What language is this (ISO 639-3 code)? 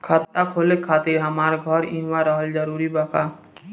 bho